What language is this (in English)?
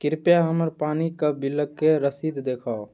Maithili